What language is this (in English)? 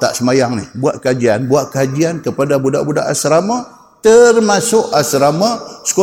Malay